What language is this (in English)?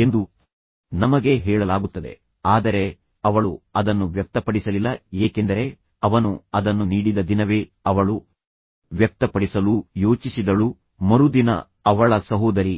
Kannada